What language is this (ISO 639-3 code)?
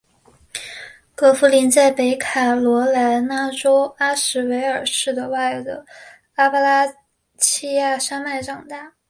zho